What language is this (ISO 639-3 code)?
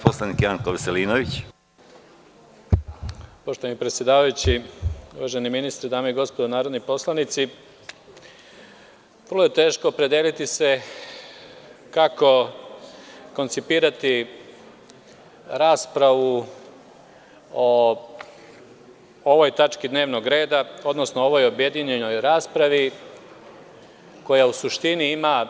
srp